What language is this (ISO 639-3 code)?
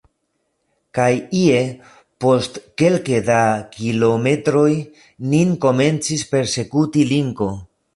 epo